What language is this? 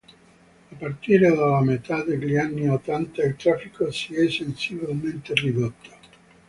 Italian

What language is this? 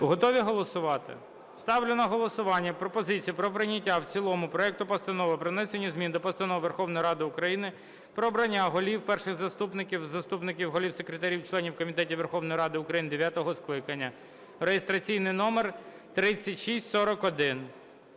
Ukrainian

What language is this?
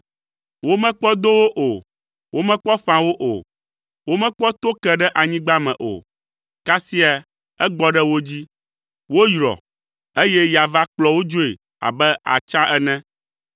Ewe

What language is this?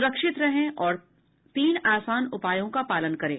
Hindi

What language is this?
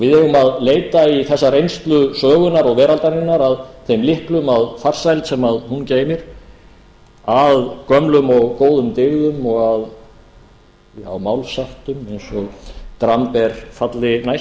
Icelandic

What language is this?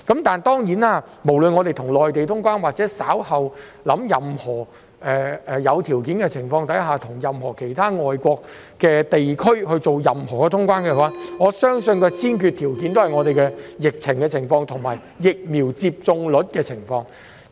Cantonese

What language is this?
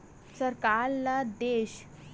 Chhattisgarhi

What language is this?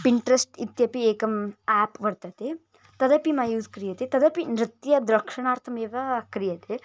Sanskrit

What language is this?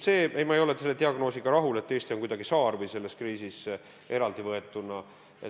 Estonian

